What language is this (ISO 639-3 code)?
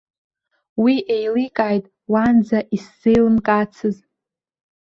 abk